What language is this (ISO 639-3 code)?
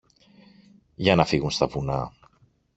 ell